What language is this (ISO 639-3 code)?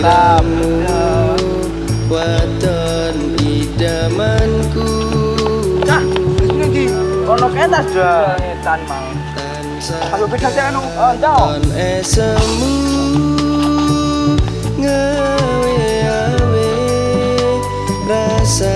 ind